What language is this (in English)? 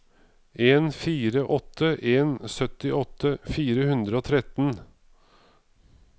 Norwegian